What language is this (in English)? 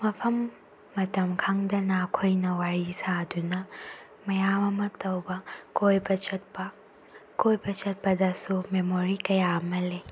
Manipuri